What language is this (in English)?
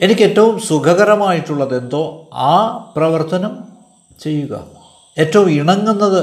Malayalam